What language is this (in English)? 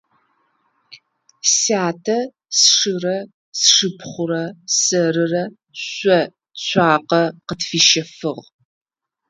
Adyghe